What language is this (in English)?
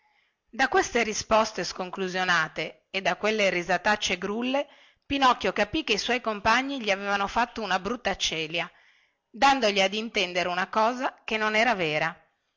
Italian